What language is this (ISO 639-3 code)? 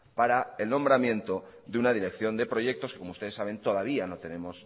spa